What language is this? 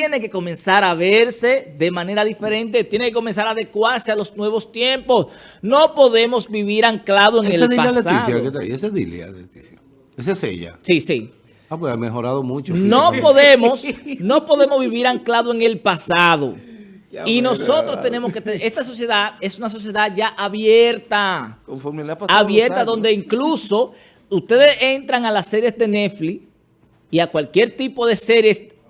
Spanish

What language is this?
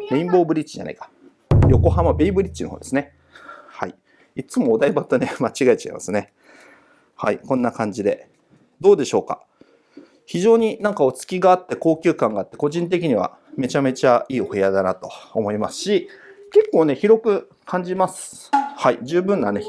Japanese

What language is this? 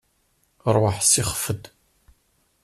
Kabyle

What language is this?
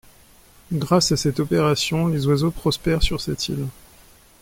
French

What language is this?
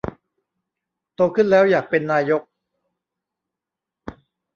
Thai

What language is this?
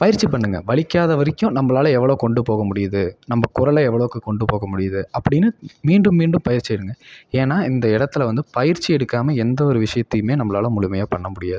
Tamil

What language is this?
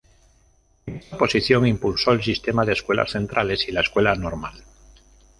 Spanish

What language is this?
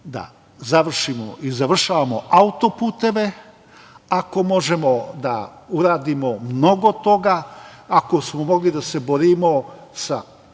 Serbian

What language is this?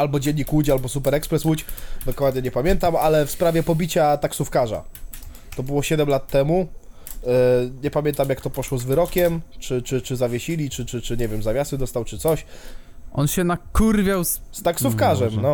Polish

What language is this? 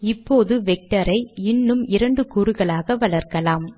Tamil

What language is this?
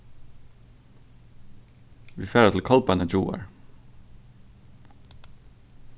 Faroese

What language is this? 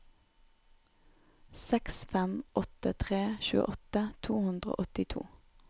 Norwegian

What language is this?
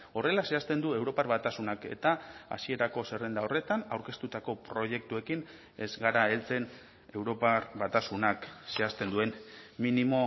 Basque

